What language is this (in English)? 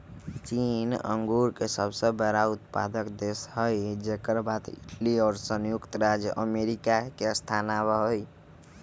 Magahi